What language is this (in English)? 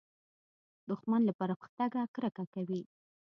Pashto